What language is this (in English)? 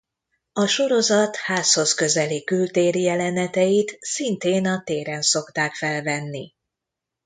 Hungarian